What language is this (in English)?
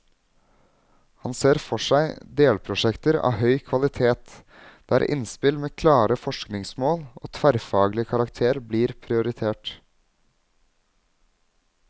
Norwegian